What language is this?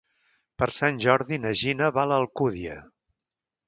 Catalan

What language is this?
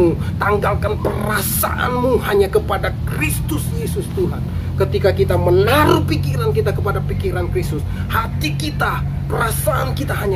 Indonesian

